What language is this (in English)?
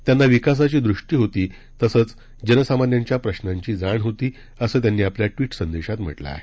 Marathi